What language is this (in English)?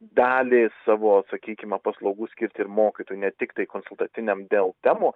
Lithuanian